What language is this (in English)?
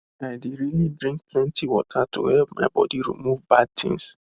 Nigerian Pidgin